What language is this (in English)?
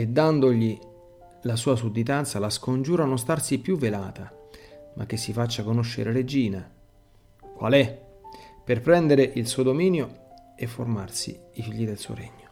Italian